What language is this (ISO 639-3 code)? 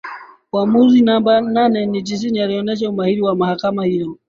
swa